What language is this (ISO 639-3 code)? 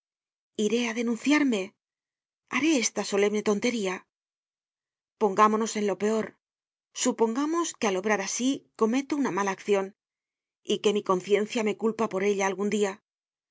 spa